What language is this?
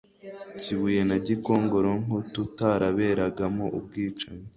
Kinyarwanda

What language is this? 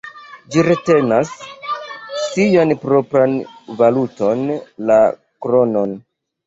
Esperanto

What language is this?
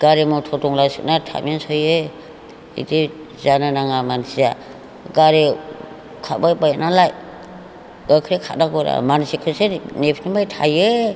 Bodo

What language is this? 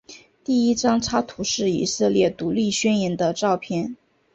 Chinese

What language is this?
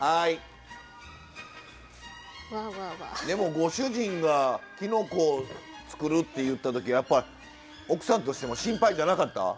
Japanese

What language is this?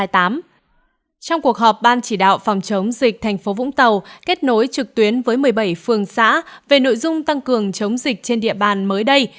Vietnamese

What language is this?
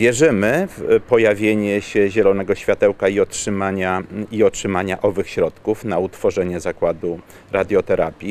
Polish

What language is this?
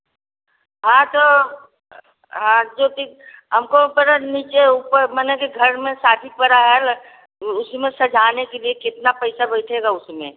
Hindi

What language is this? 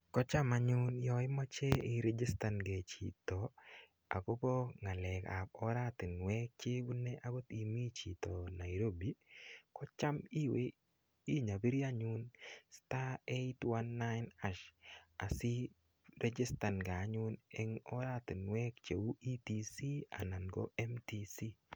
Kalenjin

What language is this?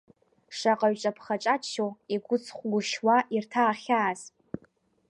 Abkhazian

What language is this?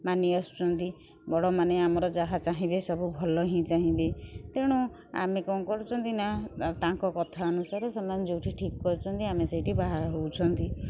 Odia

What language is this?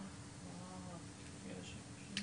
Hebrew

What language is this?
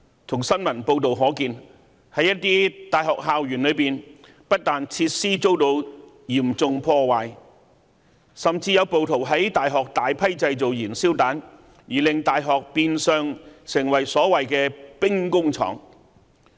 Cantonese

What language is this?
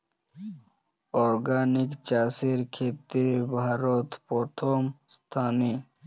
Bangla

